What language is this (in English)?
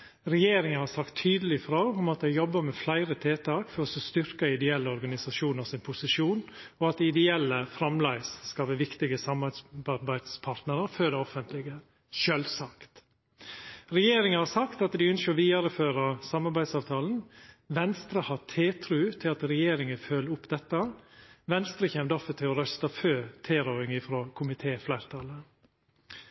Norwegian Nynorsk